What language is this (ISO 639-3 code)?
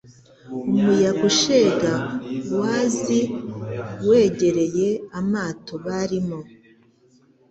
kin